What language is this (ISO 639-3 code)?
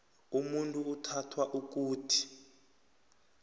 nbl